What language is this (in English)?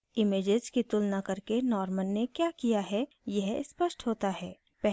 Hindi